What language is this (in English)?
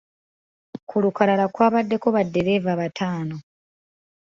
Ganda